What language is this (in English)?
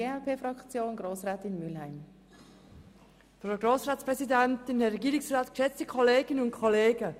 Swiss German